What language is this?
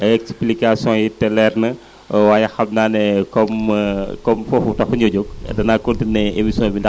Wolof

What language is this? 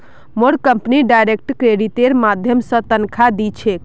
Magahi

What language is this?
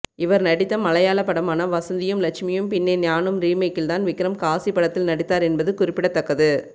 Tamil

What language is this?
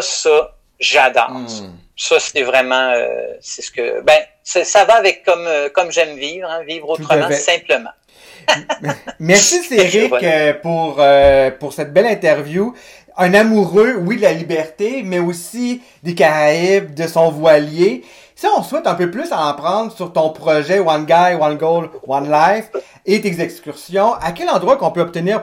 French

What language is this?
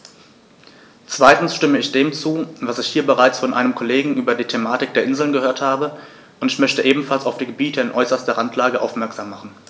German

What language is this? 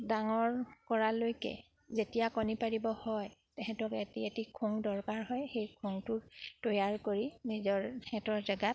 Assamese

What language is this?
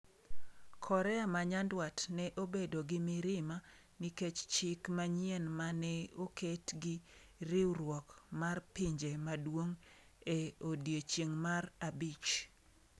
Luo (Kenya and Tanzania)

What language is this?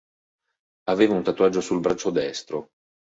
Italian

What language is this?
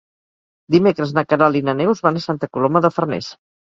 Catalan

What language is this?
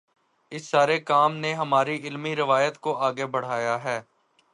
Urdu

